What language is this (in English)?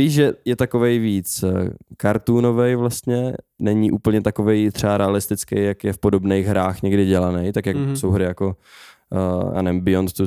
Czech